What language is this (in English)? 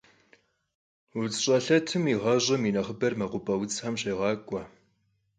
Kabardian